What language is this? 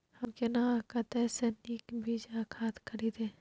Maithili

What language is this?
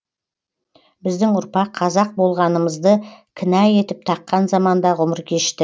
Kazakh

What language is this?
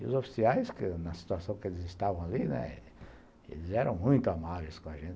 Portuguese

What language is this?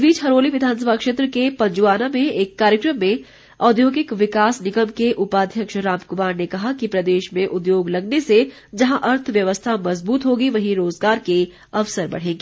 Hindi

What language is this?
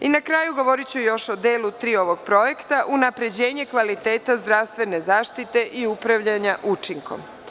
Serbian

